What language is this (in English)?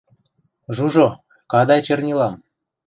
Western Mari